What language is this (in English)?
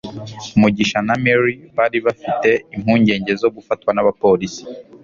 Kinyarwanda